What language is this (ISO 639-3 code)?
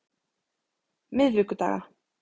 isl